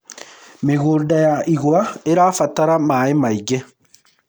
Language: Kikuyu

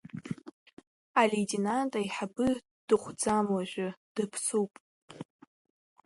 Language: Abkhazian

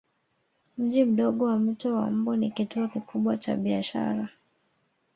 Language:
Swahili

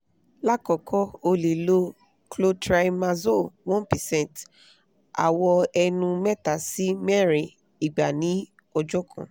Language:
Yoruba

